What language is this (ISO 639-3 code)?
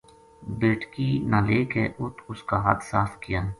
gju